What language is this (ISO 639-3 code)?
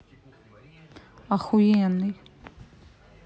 rus